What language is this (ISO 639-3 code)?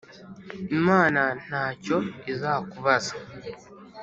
kin